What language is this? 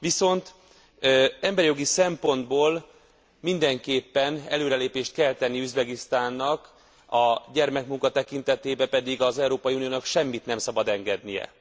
Hungarian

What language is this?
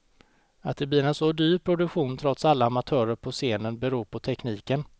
Swedish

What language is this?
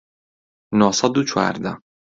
Central Kurdish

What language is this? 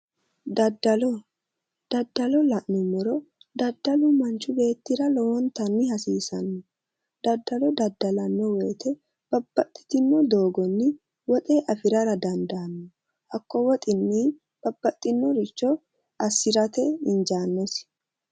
Sidamo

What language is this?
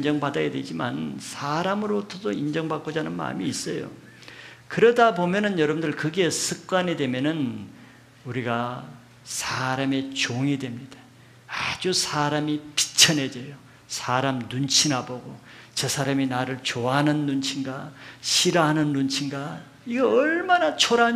Korean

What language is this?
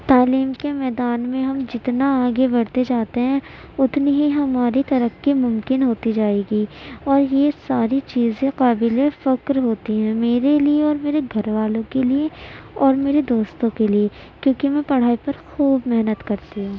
Urdu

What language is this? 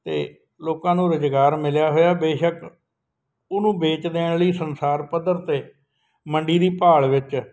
Punjabi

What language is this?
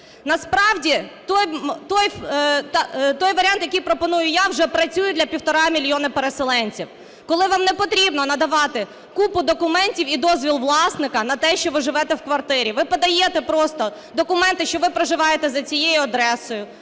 Ukrainian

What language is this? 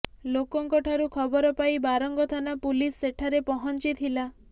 Odia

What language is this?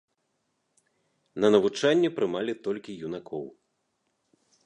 Belarusian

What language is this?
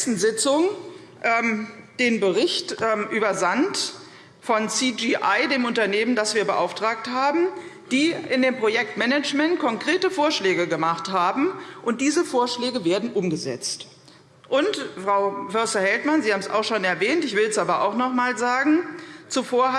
German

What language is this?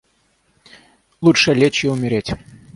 Russian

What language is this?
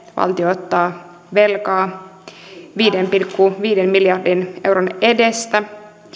Finnish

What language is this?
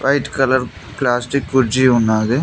Telugu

